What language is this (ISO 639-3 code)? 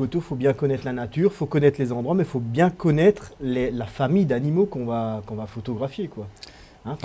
fra